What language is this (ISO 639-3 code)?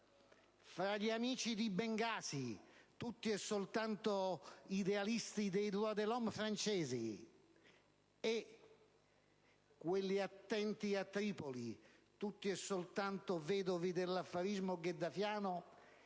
ita